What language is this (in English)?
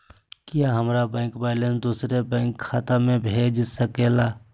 Magahi